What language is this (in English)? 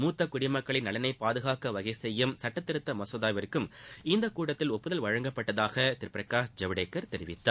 Tamil